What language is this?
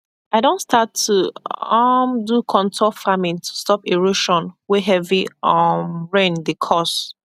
Nigerian Pidgin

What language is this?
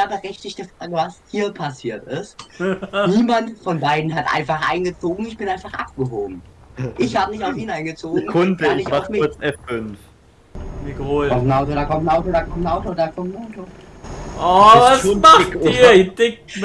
German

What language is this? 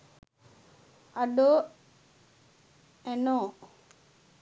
Sinhala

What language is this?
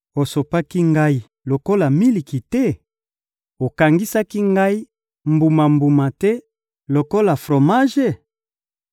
Lingala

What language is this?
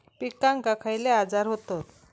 Marathi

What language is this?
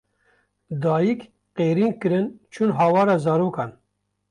Kurdish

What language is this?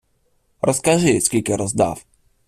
Ukrainian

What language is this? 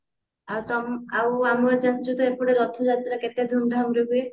Odia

